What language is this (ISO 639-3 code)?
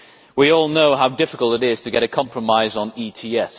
eng